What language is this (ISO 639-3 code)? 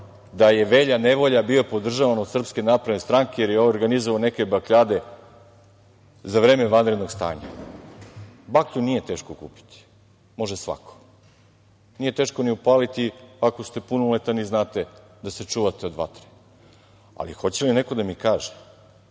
srp